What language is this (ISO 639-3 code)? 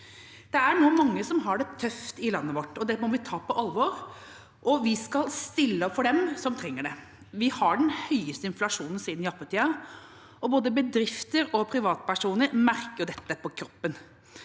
nor